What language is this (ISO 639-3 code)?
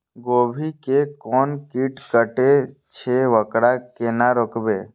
mai